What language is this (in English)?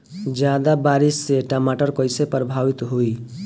Bhojpuri